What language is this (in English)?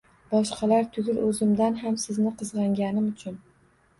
Uzbek